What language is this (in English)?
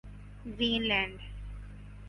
Urdu